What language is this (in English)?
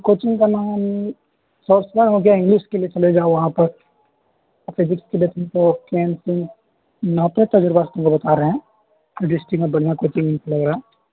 Urdu